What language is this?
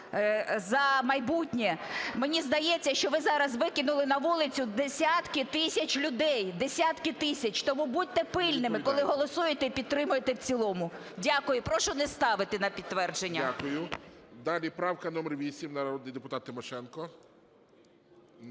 Ukrainian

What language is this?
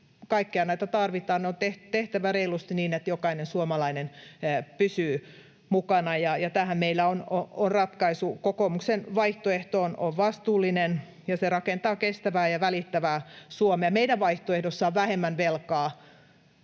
Finnish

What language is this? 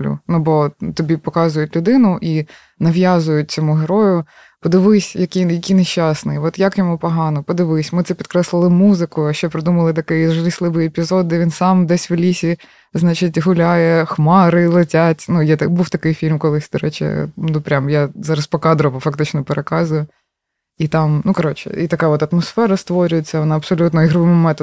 Ukrainian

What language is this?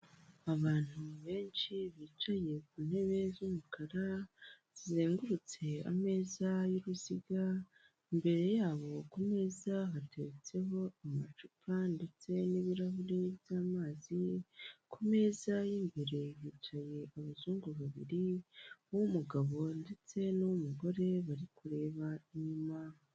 Kinyarwanda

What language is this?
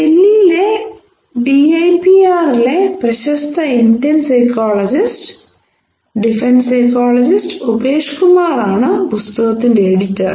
Malayalam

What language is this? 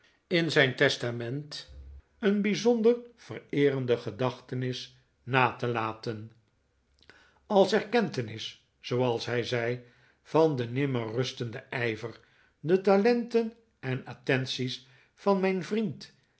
Dutch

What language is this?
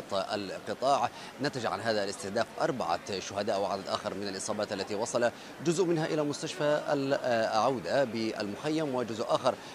Arabic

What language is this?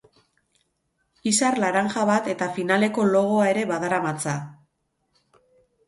Basque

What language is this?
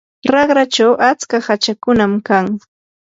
Yanahuanca Pasco Quechua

